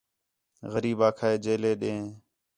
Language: Khetrani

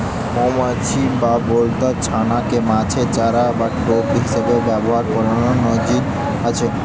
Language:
Bangla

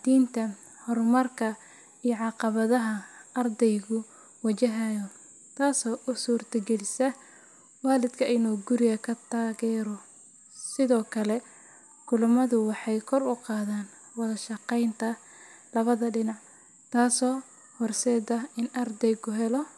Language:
Somali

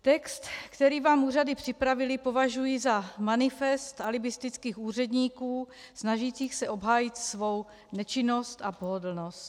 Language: Czech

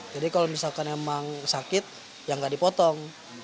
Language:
Indonesian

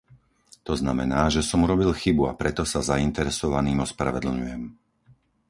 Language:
Slovak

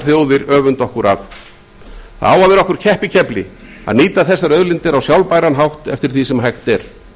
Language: Icelandic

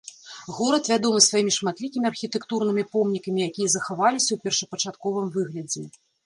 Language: Belarusian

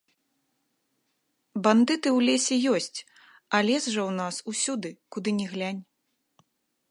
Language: Belarusian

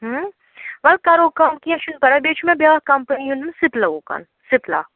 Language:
Kashmiri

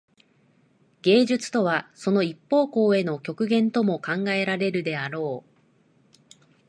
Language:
Japanese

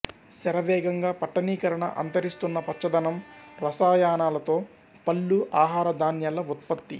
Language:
Telugu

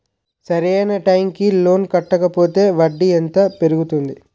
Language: Telugu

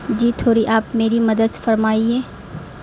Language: Urdu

